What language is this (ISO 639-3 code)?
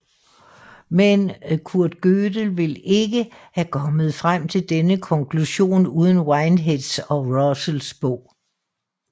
dan